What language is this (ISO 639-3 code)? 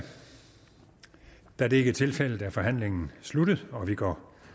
dan